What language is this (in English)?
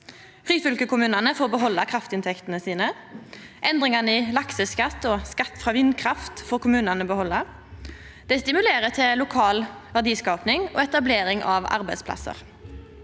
Norwegian